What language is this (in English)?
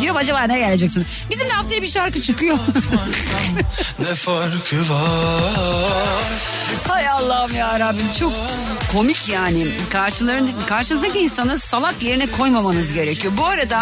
Turkish